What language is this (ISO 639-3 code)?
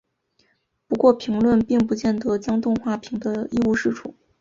zho